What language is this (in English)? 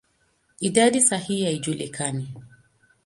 Swahili